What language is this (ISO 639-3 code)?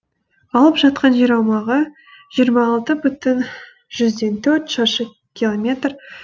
kaz